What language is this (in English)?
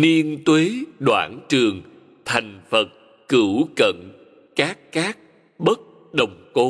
Vietnamese